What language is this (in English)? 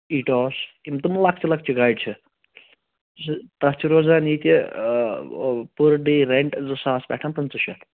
Kashmiri